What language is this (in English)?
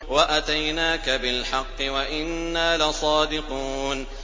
Arabic